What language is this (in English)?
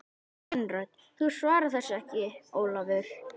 Icelandic